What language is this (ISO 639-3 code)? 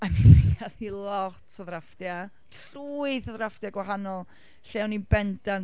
cym